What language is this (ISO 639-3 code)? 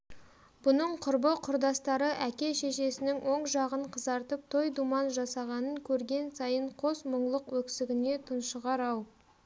kaz